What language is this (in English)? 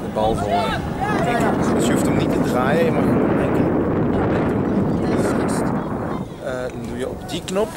Dutch